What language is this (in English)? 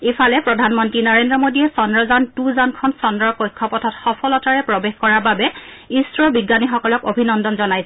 Assamese